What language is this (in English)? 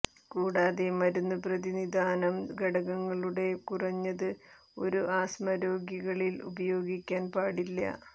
Malayalam